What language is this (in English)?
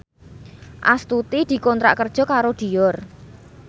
Javanese